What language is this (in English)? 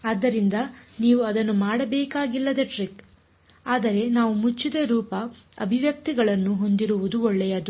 Kannada